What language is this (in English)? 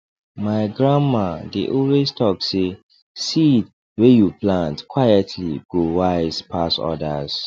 Nigerian Pidgin